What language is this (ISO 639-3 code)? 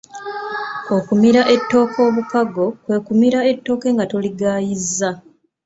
lug